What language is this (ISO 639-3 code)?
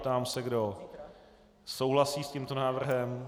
ces